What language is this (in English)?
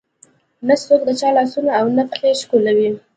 Pashto